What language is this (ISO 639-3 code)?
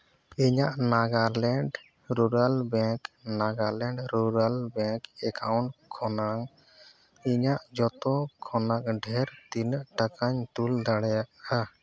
sat